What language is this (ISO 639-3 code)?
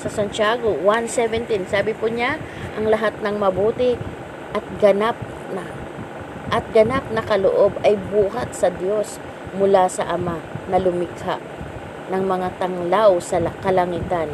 fil